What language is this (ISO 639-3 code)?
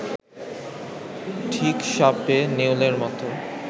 ben